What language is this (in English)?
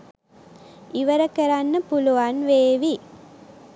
Sinhala